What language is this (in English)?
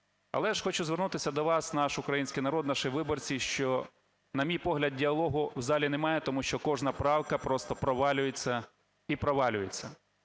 Ukrainian